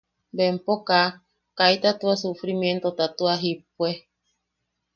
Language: Yaqui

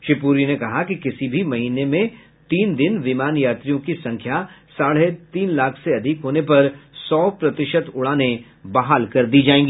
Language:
Hindi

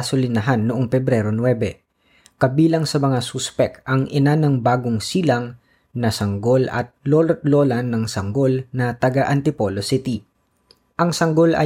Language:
Filipino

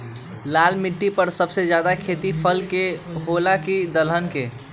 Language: Magahi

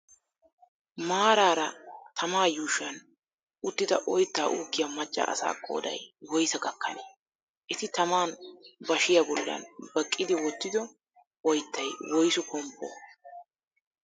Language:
Wolaytta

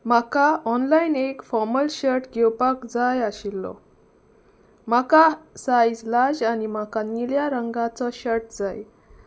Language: Konkani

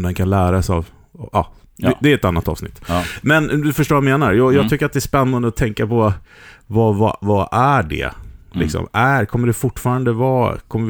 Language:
Swedish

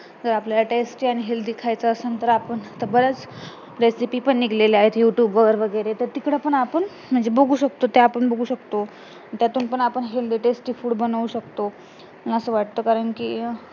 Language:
Marathi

